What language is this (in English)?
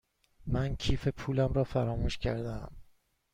Persian